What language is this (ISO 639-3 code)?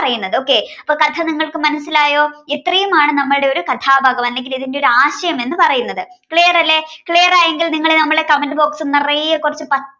mal